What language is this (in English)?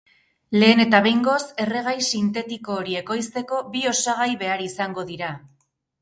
Basque